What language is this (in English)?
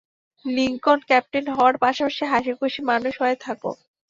Bangla